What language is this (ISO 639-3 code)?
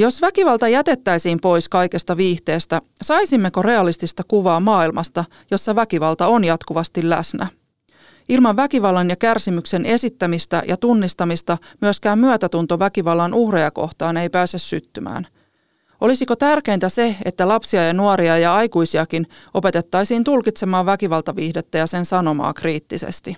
fin